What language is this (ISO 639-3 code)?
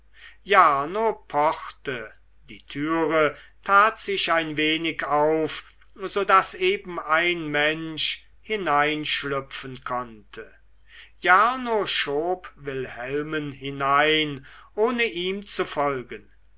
deu